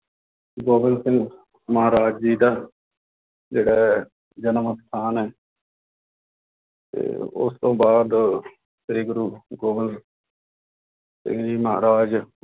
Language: Punjabi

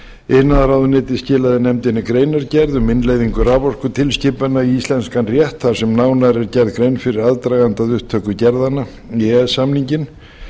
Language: Icelandic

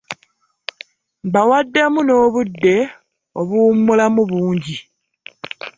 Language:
Ganda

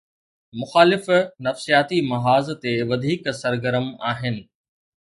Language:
Sindhi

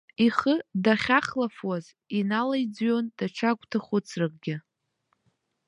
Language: Abkhazian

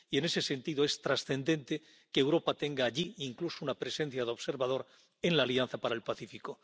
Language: Spanish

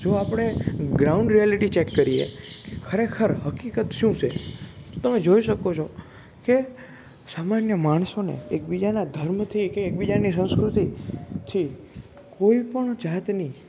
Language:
Gujarati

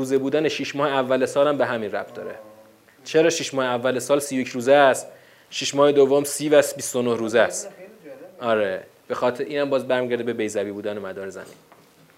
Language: Persian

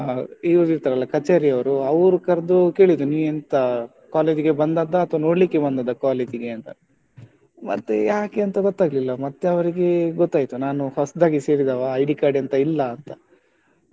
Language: Kannada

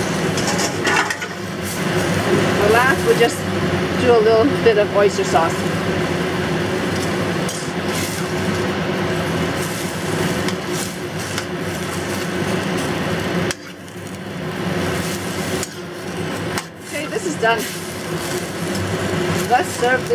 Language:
English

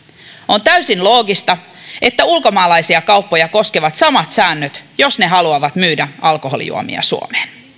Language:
Finnish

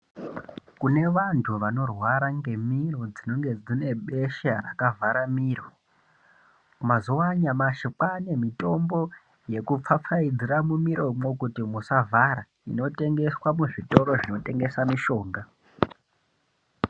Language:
Ndau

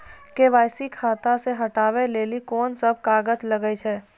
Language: Maithili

